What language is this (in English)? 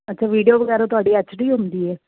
Punjabi